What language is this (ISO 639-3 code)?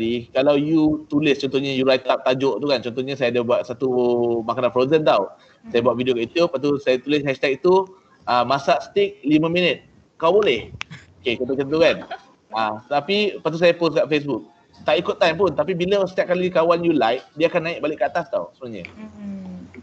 msa